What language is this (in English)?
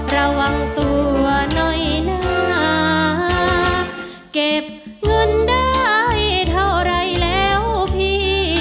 Thai